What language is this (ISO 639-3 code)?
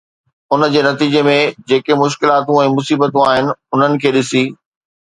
snd